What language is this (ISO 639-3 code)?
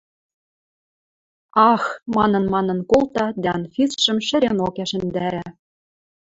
mrj